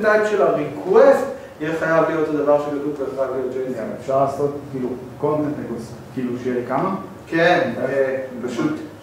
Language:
Hebrew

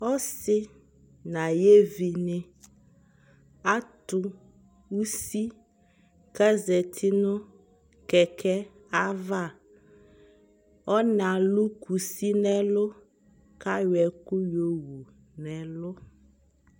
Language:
Ikposo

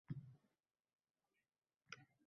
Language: Uzbek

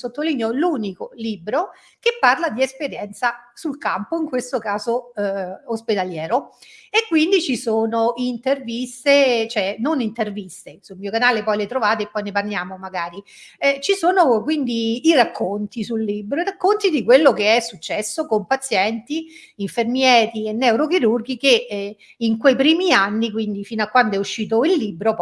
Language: Italian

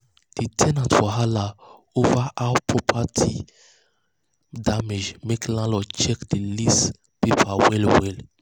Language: Nigerian Pidgin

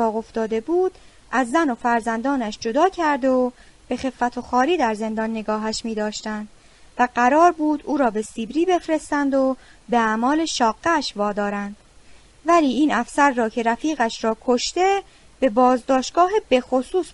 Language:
Persian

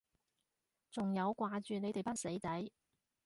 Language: Cantonese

